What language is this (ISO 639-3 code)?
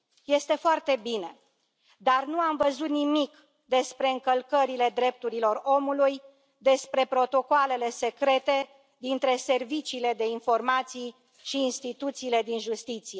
ron